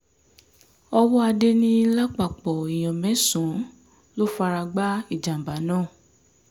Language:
Yoruba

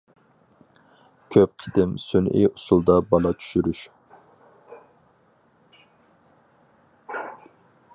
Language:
Uyghur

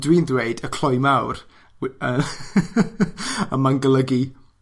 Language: Welsh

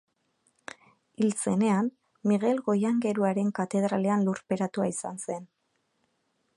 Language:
Basque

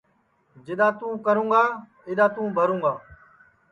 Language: Sansi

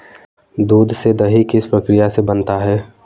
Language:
Hindi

